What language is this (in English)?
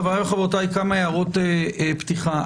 Hebrew